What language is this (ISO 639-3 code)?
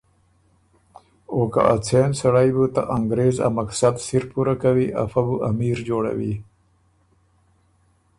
oru